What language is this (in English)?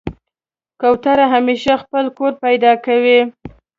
Pashto